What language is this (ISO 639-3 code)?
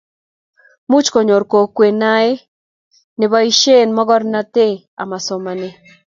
kln